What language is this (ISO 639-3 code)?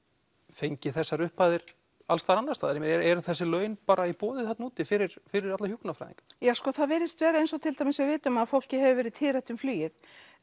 isl